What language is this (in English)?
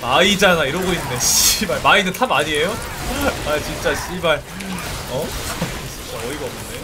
Korean